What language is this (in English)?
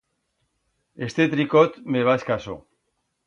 Aragonese